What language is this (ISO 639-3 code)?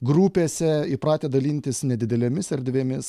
lit